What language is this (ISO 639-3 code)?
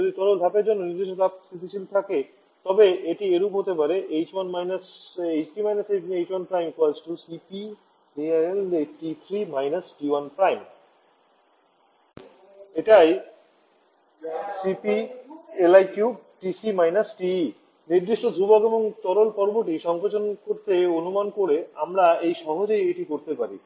ben